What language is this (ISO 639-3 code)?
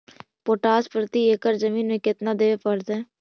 mag